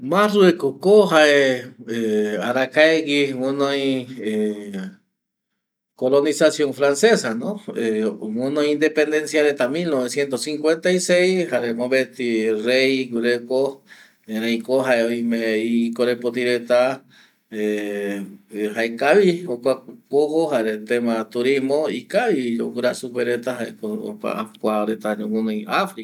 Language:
Eastern Bolivian Guaraní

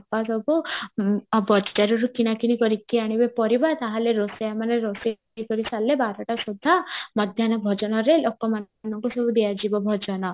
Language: Odia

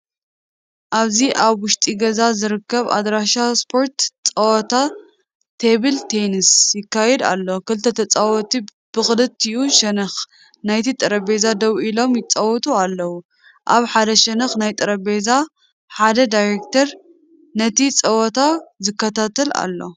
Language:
Tigrinya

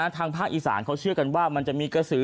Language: Thai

